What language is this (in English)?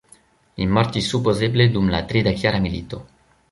Esperanto